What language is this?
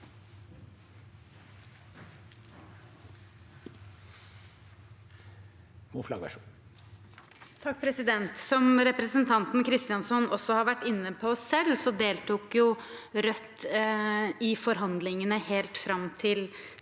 Norwegian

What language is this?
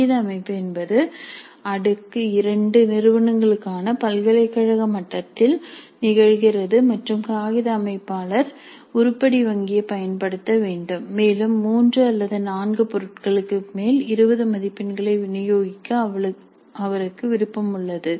Tamil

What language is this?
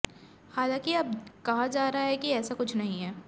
Hindi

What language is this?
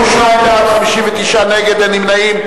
Hebrew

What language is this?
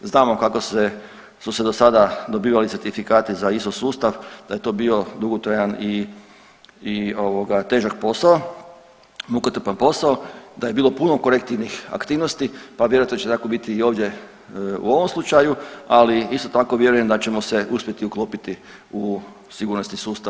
Croatian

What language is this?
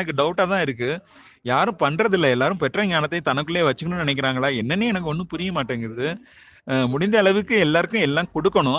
Tamil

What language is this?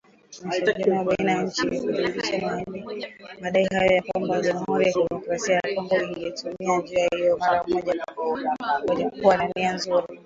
Swahili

